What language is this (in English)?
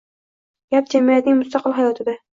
Uzbek